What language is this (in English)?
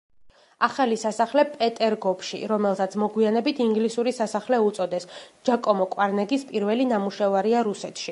Georgian